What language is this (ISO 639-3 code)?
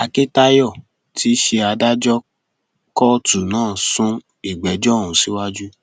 yor